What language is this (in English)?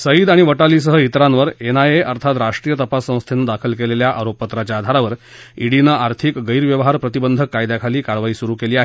Marathi